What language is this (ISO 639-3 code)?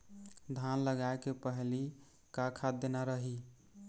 hne